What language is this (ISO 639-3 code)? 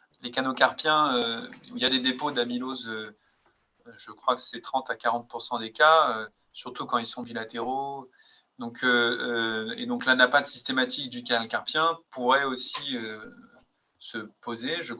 fra